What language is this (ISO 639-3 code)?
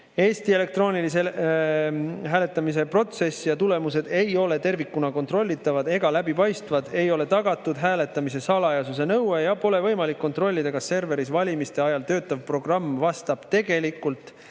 est